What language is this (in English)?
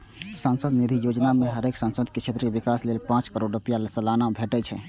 Maithili